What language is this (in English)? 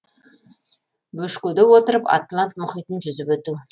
Kazakh